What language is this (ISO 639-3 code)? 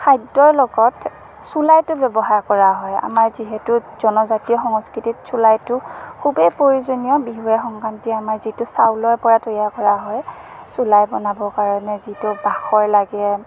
asm